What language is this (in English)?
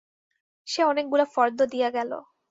Bangla